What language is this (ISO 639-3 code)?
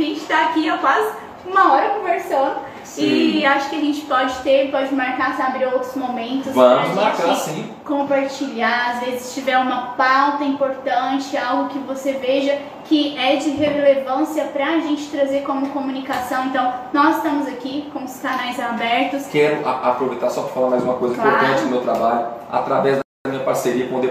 por